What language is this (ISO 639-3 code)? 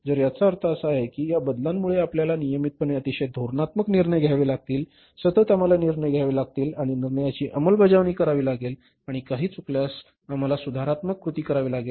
mar